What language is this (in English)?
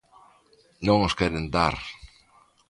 Galician